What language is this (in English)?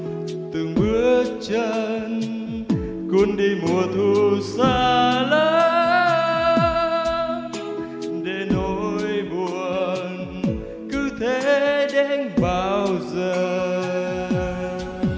Vietnamese